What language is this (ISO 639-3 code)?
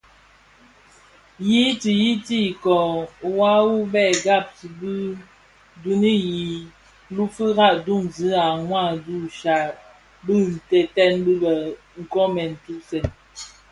ksf